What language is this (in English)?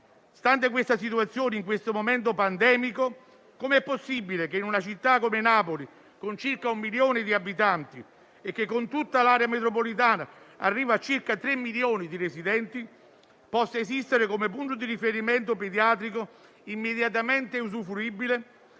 Italian